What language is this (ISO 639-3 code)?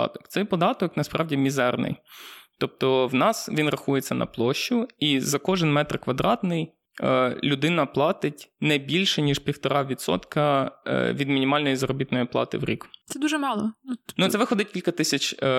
ukr